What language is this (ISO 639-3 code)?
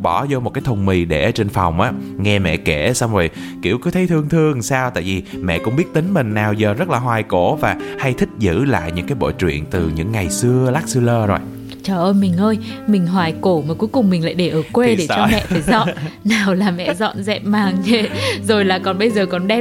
vie